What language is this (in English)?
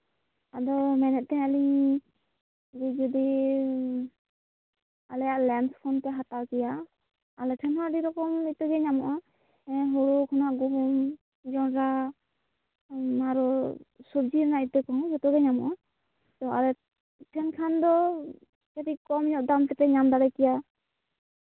Santali